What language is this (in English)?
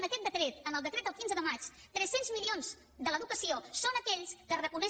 Catalan